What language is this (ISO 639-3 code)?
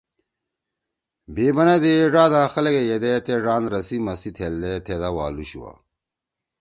trw